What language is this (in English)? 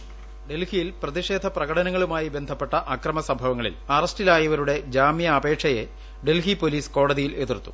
Malayalam